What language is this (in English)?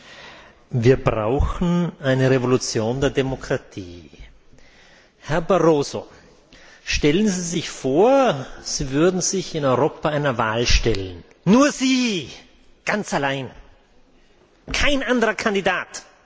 German